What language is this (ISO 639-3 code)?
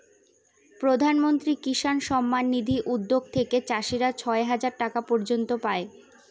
ben